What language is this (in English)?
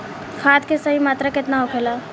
Bhojpuri